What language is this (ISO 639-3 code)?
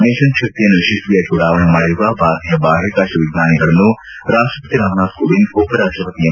kan